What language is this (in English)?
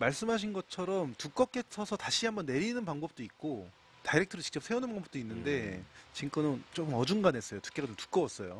Korean